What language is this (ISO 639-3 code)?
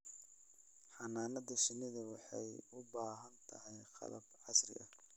som